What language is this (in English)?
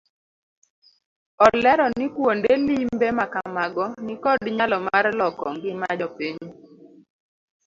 Luo (Kenya and Tanzania)